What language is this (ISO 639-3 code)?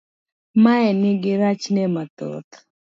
luo